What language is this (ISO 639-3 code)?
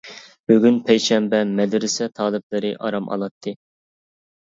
uig